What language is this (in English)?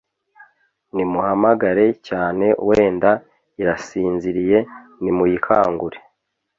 Kinyarwanda